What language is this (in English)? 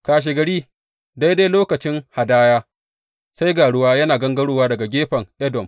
Hausa